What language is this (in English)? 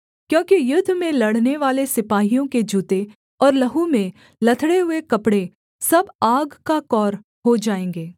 Hindi